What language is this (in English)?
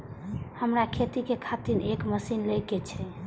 Maithili